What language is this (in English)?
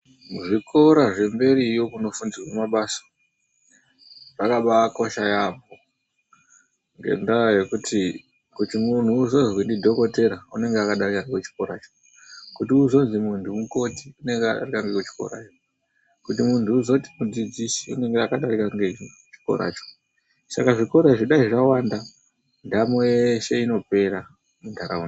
Ndau